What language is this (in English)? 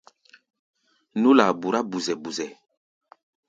Gbaya